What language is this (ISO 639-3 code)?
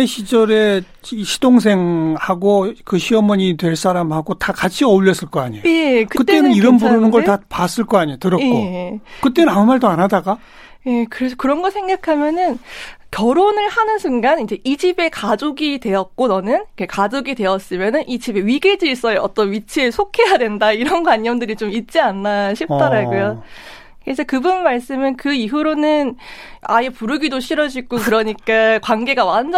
kor